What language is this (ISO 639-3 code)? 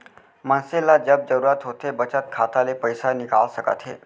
hne